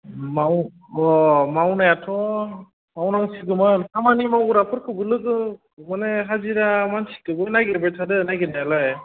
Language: Bodo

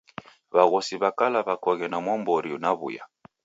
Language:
Taita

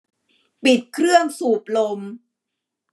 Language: Thai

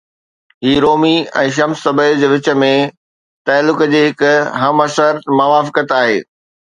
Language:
Sindhi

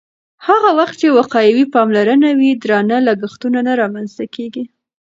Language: Pashto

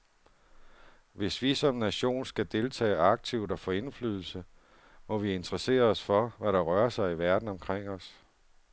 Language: Danish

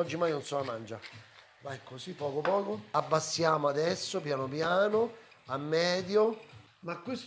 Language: Italian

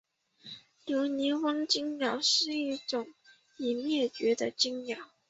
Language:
Chinese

